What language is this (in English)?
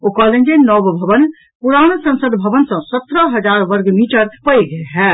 Maithili